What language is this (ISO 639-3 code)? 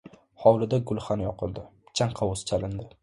uzb